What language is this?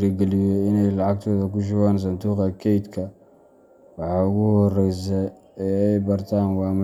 Somali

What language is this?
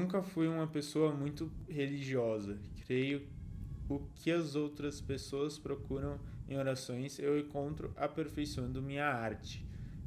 Portuguese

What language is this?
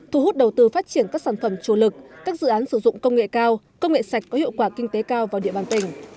Vietnamese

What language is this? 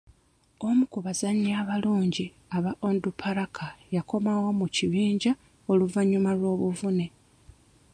Ganda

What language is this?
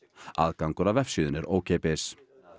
Icelandic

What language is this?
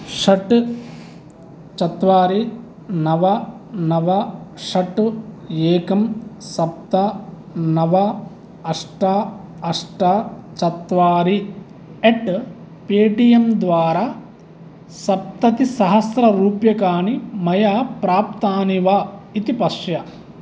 Sanskrit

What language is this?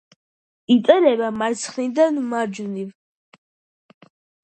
Georgian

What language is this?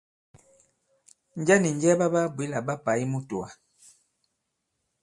Bankon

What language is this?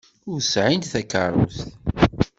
Kabyle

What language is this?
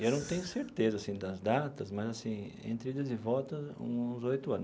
Portuguese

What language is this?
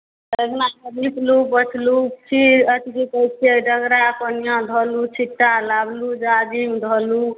Maithili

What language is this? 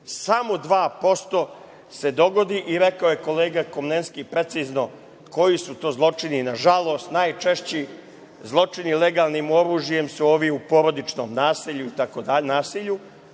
Serbian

